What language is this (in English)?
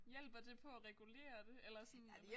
Danish